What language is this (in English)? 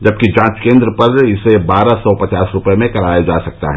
Hindi